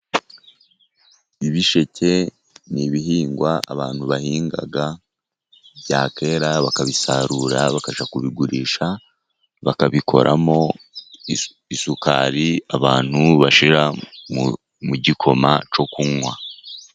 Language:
Kinyarwanda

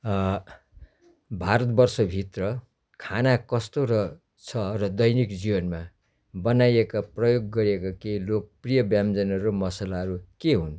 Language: Nepali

